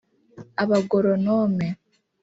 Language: Kinyarwanda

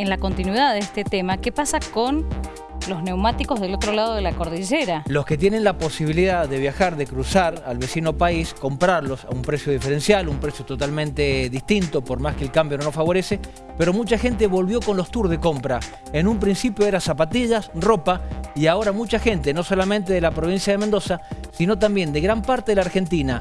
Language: Spanish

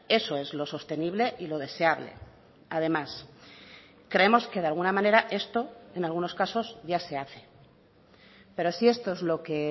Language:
Spanish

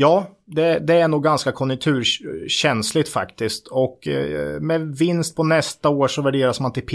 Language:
Swedish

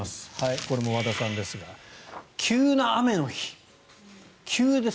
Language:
Japanese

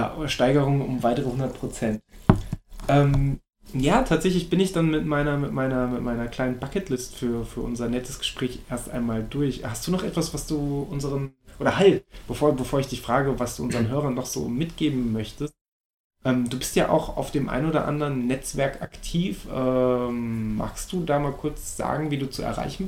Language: German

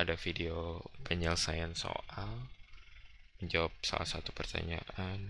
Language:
Indonesian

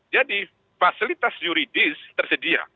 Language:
Indonesian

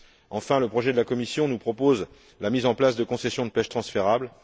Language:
French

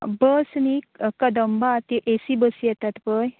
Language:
Konkani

